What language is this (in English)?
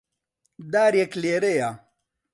Central Kurdish